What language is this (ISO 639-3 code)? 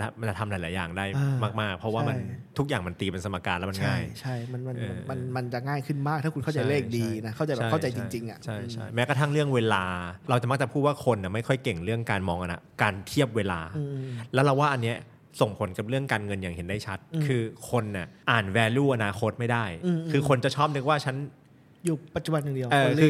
tha